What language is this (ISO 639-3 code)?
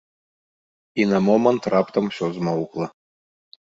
bel